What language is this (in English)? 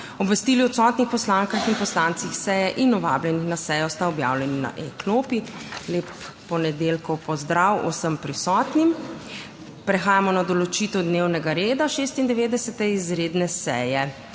Slovenian